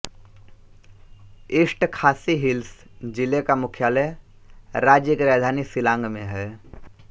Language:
Hindi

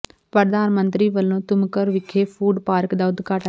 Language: Punjabi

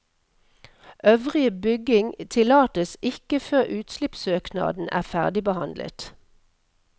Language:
Norwegian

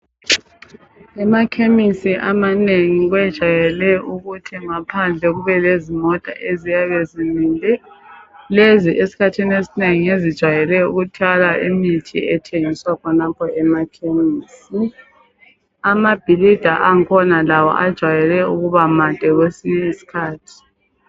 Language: North Ndebele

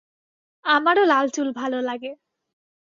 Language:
Bangla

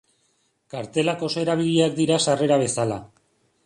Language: Basque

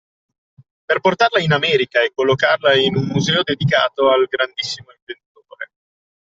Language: Italian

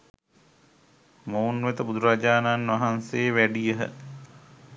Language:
Sinhala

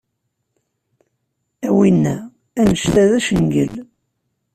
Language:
Kabyle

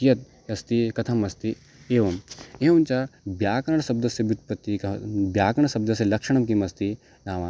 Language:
Sanskrit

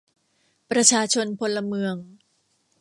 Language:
Thai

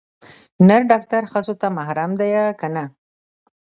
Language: Pashto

